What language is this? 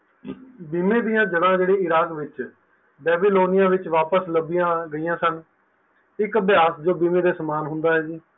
Punjabi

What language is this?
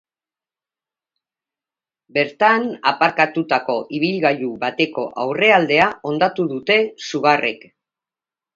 Basque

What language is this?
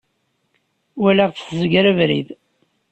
Kabyle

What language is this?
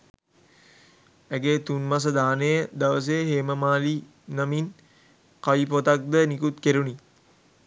Sinhala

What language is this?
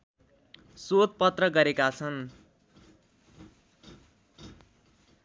Nepali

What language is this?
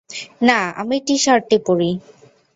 Bangla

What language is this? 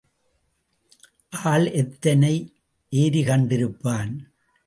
Tamil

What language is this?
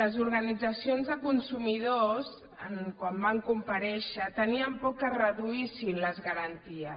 Catalan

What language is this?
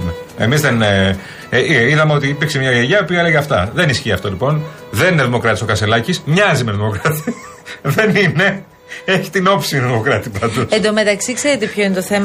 Greek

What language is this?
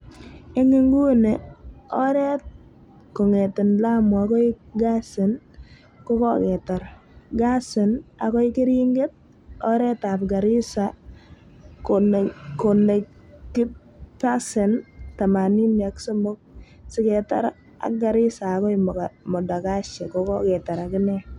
Kalenjin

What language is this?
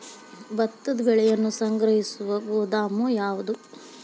Kannada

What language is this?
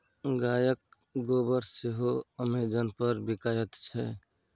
Maithili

